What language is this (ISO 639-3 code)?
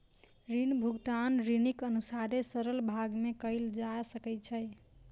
mai